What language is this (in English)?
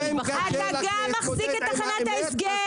Hebrew